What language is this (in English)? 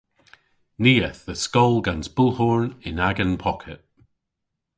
Cornish